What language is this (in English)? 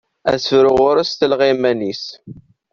Kabyle